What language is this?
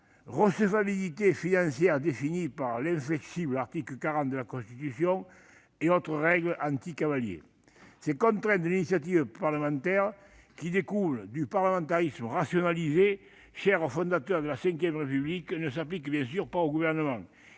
French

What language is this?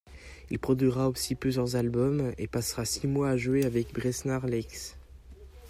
French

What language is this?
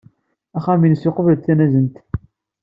Kabyle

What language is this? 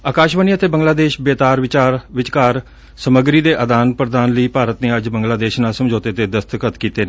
Punjabi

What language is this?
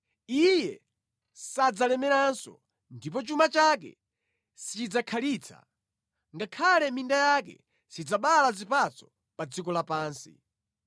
Nyanja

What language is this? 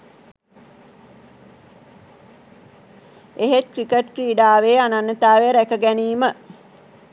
Sinhala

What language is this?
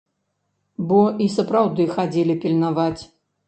Belarusian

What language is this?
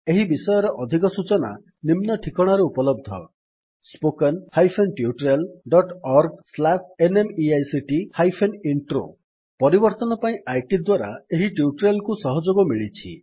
Odia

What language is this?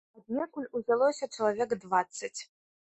Belarusian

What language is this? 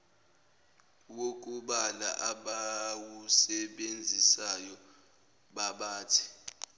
Zulu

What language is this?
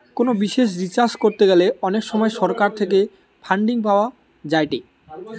Bangla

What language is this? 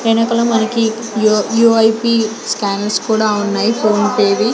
Telugu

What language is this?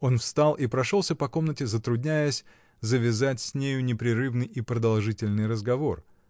Russian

